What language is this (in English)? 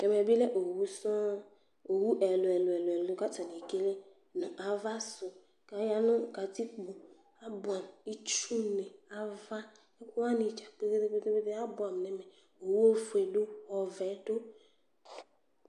Ikposo